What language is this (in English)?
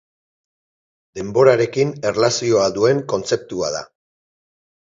Basque